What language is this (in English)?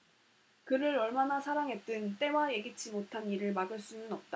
Korean